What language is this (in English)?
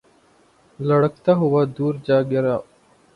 Urdu